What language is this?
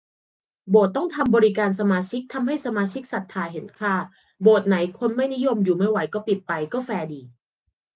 Thai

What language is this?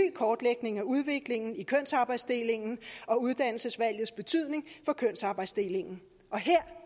Danish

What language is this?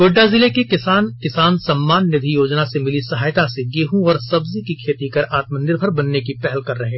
Hindi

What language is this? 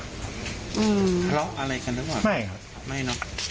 Thai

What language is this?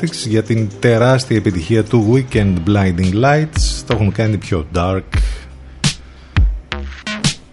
Greek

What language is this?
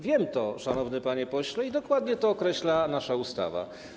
Polish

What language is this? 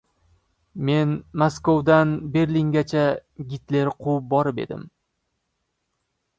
Uzbek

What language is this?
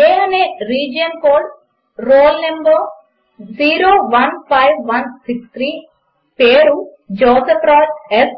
Telugu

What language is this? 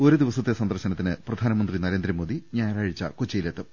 Malayalam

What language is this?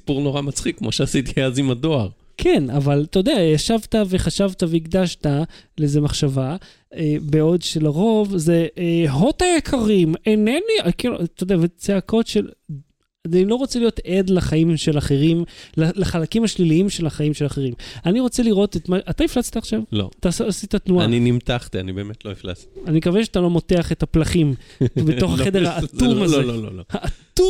Hebrew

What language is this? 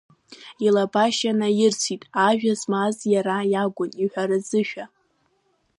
Abkhazian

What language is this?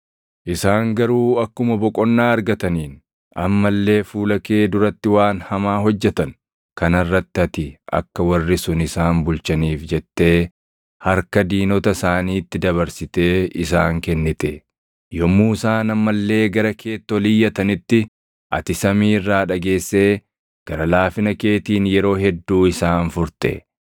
Oromo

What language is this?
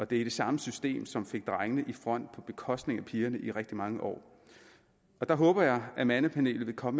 Danish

